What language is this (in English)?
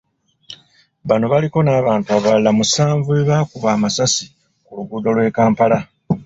Ganda